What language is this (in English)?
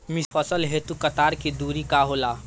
Bhojpuri